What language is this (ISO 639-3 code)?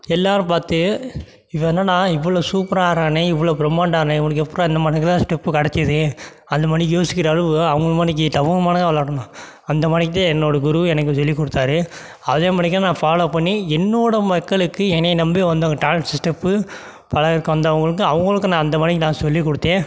tam